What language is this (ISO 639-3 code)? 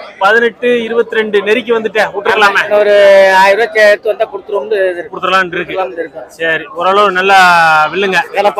tam